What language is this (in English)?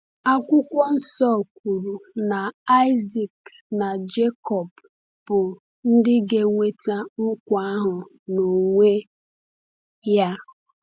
Igbo